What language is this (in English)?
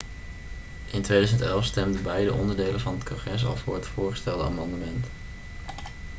Dutch